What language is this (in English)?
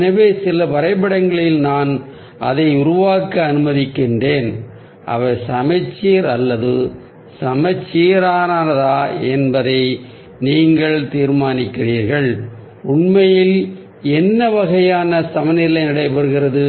Tamil